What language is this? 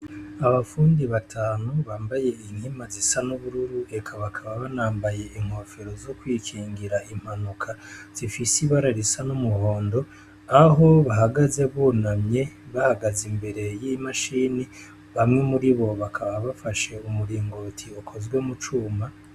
Rundi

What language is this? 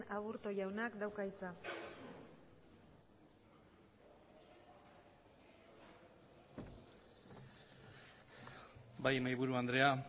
Basque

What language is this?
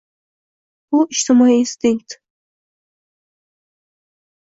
Uzbek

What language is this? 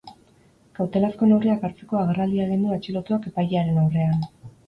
Basque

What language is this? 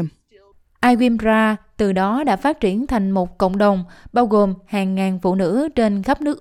Vietnamese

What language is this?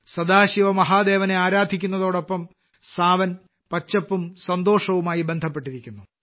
Malayalam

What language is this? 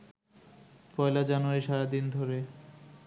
Bangla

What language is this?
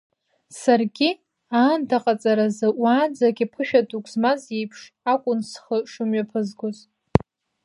Abkhazian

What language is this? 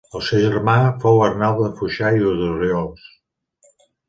Catalan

